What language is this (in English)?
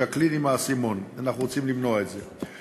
Hebrew